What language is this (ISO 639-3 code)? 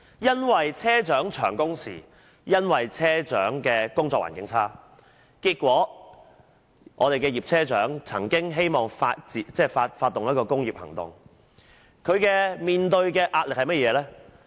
yue